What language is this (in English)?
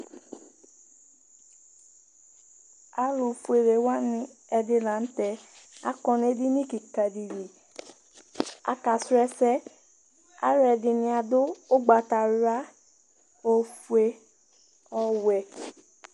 Ikposo